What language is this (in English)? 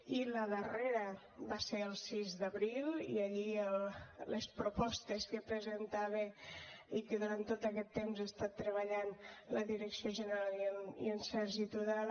Catalan